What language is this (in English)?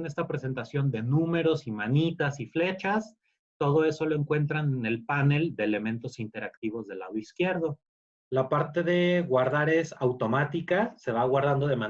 Spanish